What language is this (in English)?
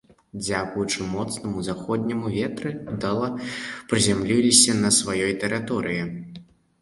Belarusian